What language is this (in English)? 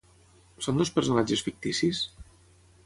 Catalan